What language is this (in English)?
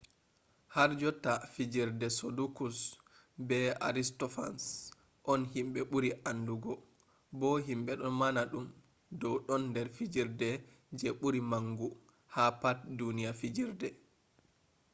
Fula